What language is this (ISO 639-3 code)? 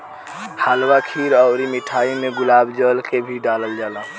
bho